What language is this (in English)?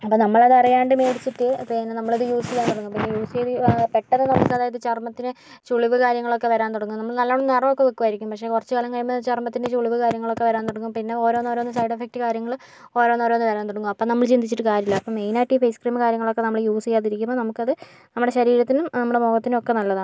Malayalam